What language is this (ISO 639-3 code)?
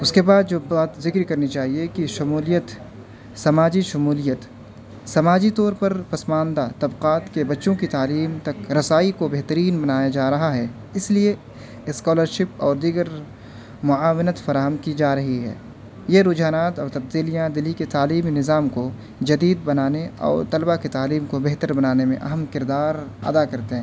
urd